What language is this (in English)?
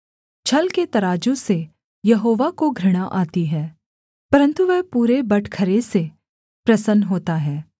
Hindi